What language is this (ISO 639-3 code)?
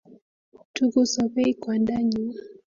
kln